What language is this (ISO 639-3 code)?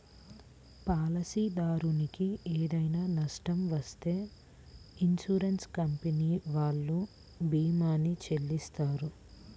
tel